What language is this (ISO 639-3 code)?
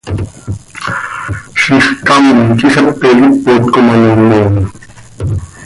sei